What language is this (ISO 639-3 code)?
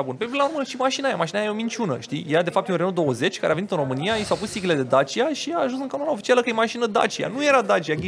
ron